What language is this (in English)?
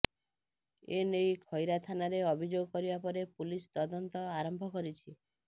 Odia